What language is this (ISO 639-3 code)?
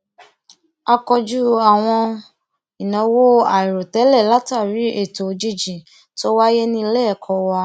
yor